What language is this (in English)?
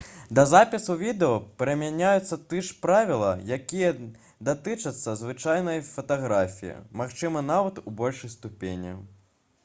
Belarusian